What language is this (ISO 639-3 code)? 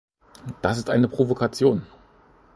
deu